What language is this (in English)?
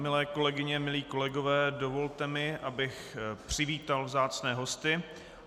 Czech